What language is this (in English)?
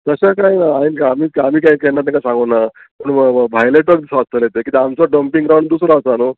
Konkani